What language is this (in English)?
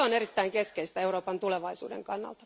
Finnish